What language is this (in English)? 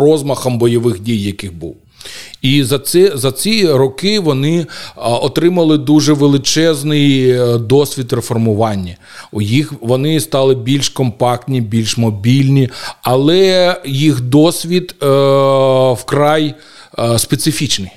Ukrainian